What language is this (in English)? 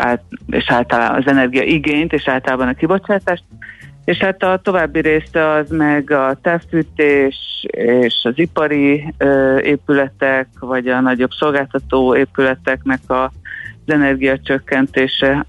Hungarian